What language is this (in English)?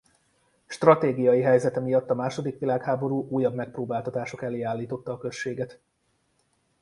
Hungarian